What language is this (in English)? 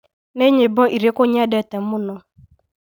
Kikuyu